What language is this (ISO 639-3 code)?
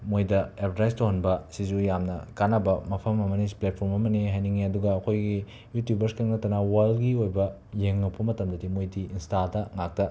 mni